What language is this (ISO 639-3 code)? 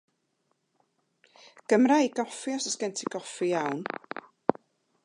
cym